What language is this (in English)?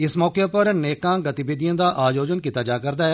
Dogri